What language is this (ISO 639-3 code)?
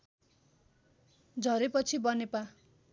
nep